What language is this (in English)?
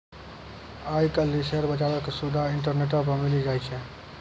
Maithili